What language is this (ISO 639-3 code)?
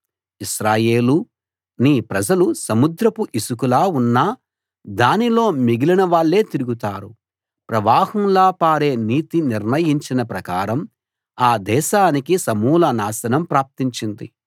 tel